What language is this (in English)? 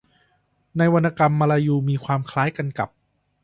Thai